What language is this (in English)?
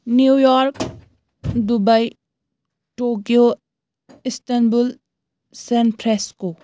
Kashmiri